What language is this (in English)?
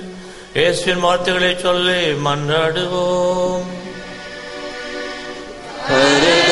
Arabic